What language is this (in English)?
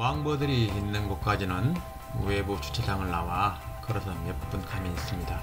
Korean